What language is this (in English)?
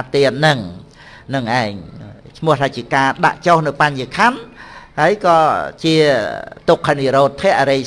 Vietnamese